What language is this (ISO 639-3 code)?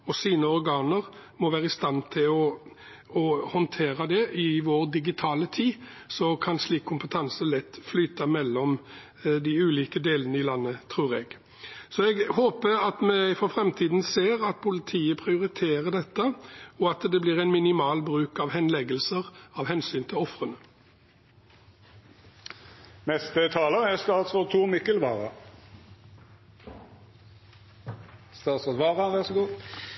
nob